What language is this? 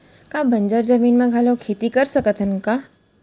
Chhattisgarhi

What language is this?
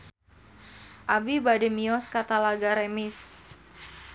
Sundanese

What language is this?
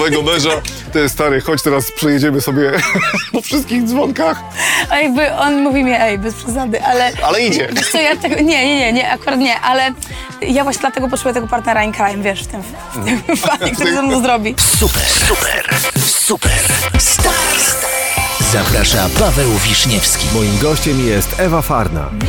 Polish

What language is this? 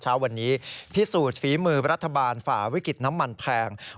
Thai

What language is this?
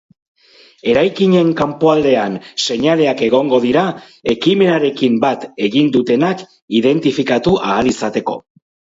Basque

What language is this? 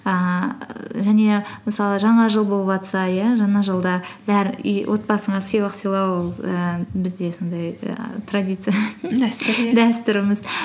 Kazakh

